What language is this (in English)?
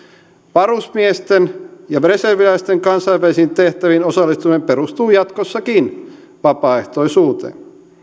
Finnish